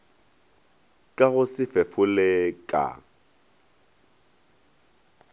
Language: Northern Sotho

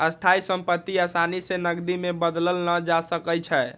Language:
Magahi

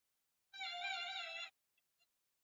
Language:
Swahili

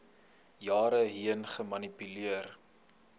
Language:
Afrikaans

